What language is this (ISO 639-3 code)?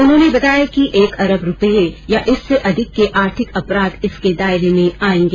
hin